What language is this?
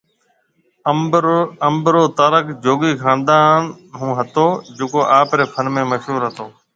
Marwari (Pakistan)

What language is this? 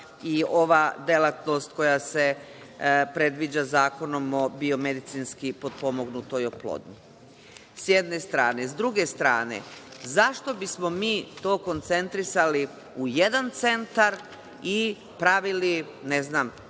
Serbian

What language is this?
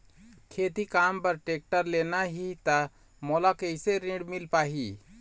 Chhattisgarhi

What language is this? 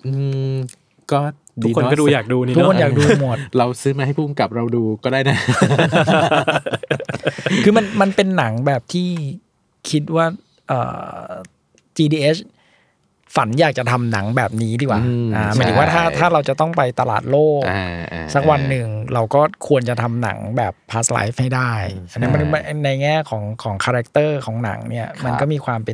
Thai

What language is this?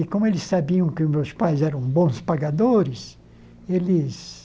Portuguese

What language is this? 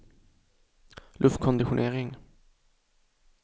Swedish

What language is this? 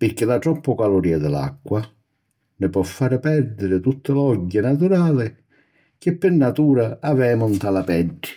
Sicilian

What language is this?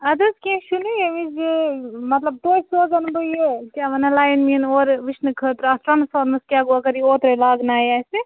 Kashmiri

